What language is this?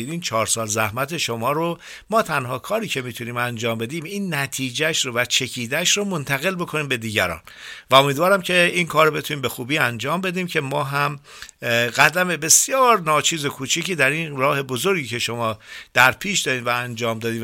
Persian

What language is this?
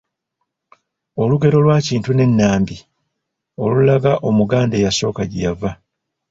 Ganda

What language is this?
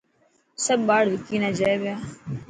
Dhatki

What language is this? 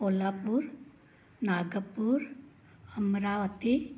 Sindhi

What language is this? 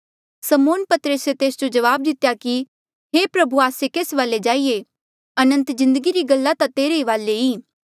Mandeali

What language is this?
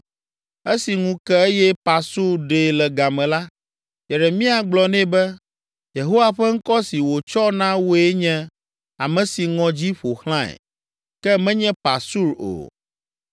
Ewe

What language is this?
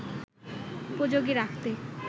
Bangla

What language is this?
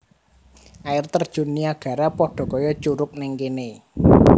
Javanese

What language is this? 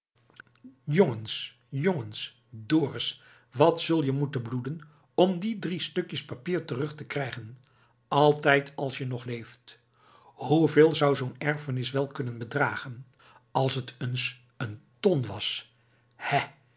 Dutch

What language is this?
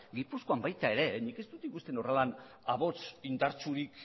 Basque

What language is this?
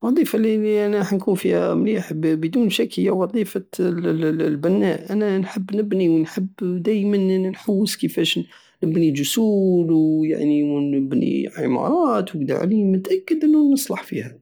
Algerian Saharan Arabic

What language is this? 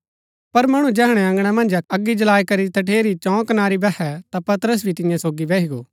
Gaddi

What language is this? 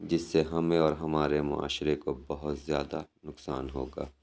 Urdu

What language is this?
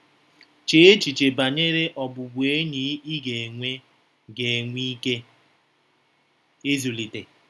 Igbo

